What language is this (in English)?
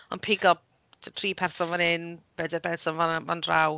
Welsh